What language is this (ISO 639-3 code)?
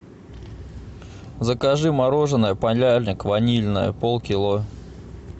rus